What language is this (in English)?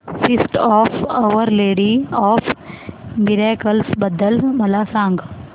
Marathi